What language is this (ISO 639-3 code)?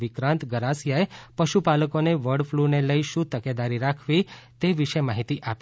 guj